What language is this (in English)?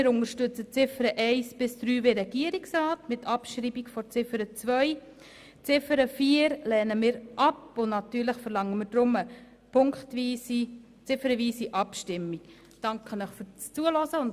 Swiss German